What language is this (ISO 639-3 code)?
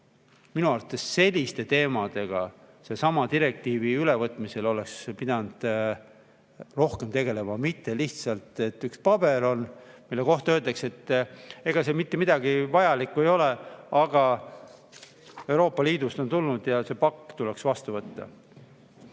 est